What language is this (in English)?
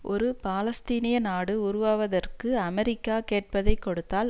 Tamil